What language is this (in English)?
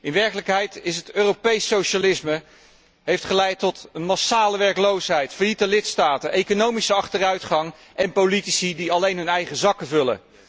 Dutch